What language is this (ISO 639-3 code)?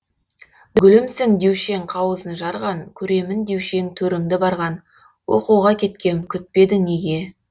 kaz